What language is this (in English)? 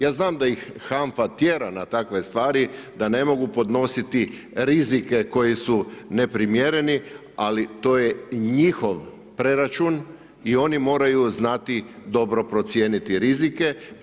Croatian